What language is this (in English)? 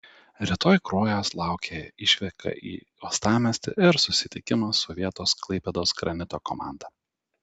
Lithuanian